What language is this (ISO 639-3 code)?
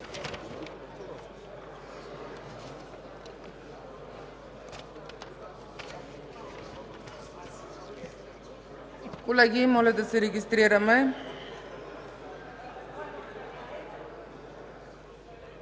bul